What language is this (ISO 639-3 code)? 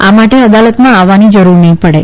guj